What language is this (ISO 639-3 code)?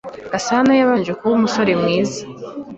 kin